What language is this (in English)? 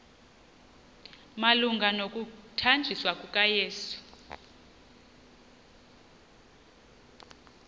Xhosa